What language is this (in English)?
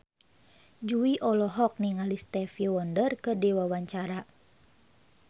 Sundanese